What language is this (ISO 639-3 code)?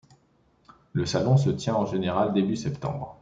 fra